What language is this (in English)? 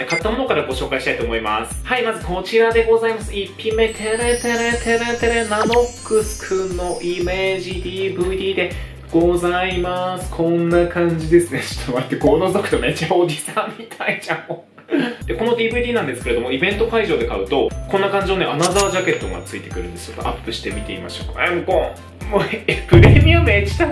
Japanese